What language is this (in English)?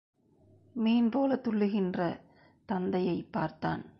Tamil